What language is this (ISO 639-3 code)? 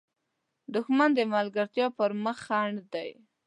pus